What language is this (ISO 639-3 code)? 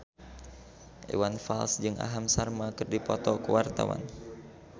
sun